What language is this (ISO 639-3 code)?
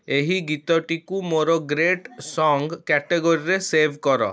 ori